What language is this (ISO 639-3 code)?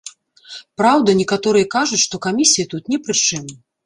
bel